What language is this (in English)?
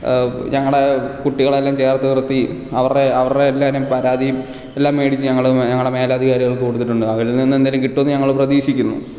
Malayalam